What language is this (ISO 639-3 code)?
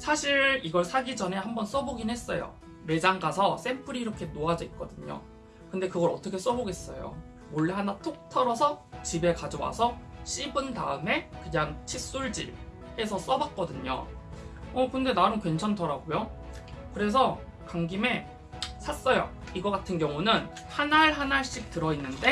kor